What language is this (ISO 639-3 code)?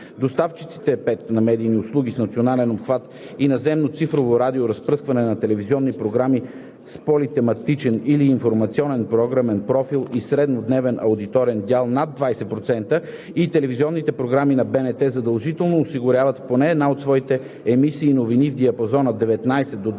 bul